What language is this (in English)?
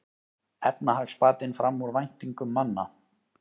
Icelandic